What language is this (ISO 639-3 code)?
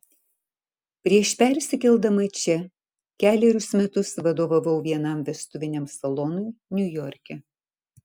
lit